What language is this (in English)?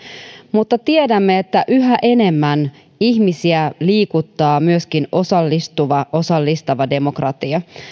Finnish